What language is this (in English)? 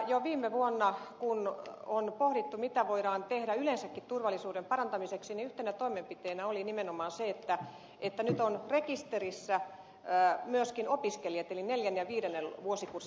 Finnish